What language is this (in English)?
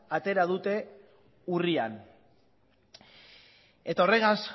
Basque